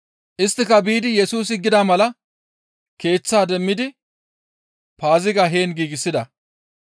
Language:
Gamo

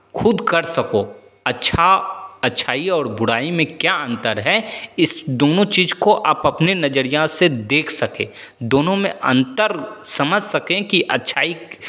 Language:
Hindi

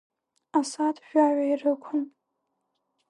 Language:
Abkhazian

